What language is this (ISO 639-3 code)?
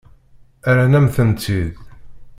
kab